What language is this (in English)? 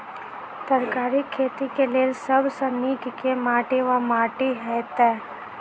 Maithili